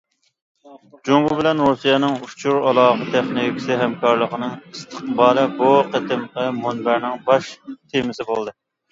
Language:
Uyghur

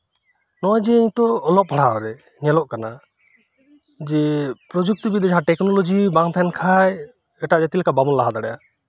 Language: Santali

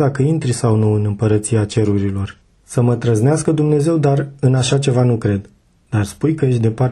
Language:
Romanian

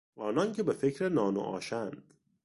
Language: Persian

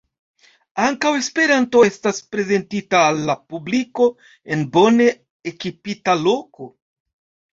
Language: Esperanto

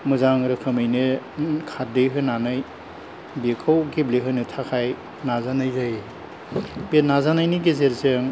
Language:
Bodo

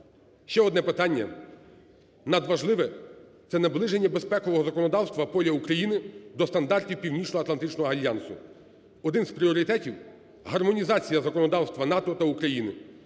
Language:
Ukrainian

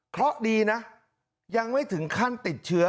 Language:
Thai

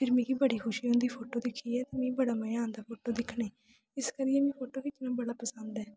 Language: Dogri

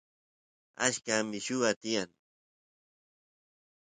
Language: Santiago del Estero Quichua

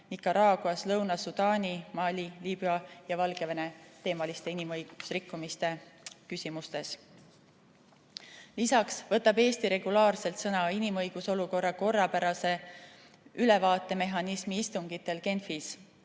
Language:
Estonian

